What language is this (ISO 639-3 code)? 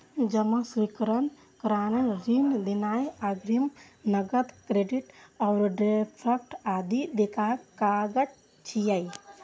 mai